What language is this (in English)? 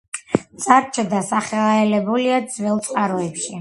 Georgian